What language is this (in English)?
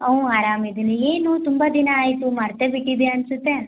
Kannada